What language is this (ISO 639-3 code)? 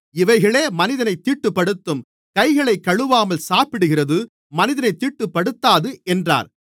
tam